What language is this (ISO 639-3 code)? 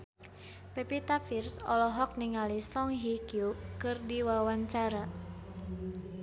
sun